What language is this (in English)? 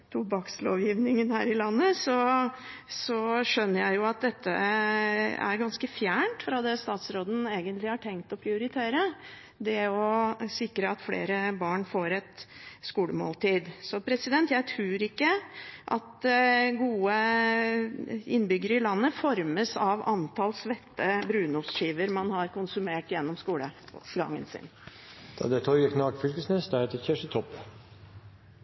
Norwegian